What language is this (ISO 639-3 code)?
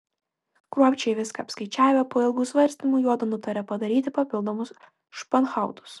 lit